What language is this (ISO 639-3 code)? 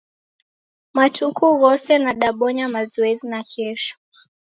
dav